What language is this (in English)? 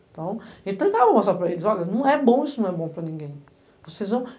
Portuguese